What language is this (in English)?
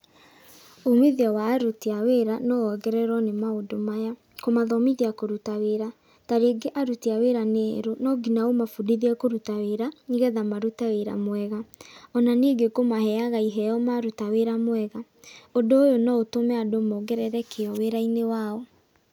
Kikuyu